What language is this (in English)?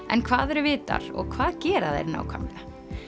Icelandic